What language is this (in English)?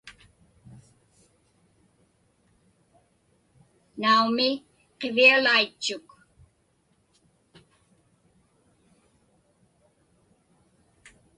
Inupiaq